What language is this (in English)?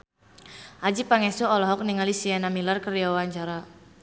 Sundanese